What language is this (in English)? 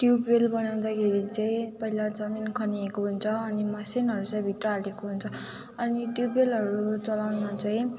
Nepali